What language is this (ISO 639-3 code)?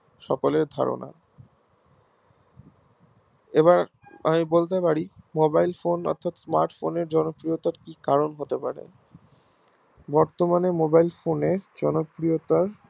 ben